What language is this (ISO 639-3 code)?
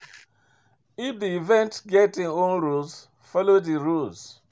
pcm